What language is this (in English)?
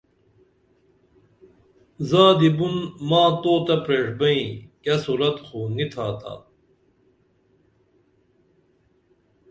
Dameli